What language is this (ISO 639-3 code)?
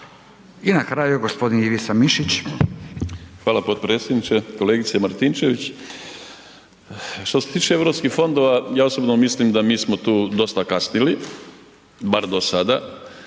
hrv